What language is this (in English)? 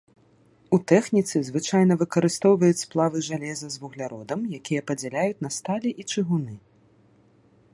Belarusian